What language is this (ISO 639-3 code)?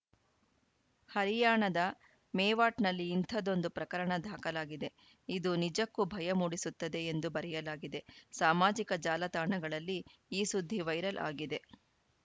kan